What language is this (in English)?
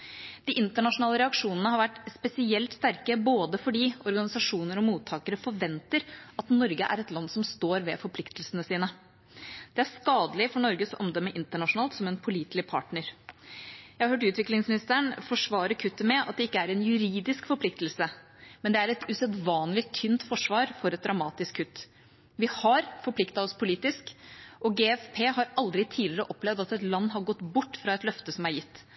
Norwegian Bokmål